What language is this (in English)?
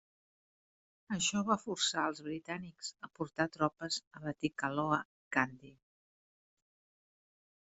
Catalan